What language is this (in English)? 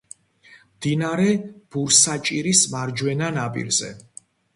Georgian